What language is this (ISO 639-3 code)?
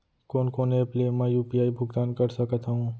hne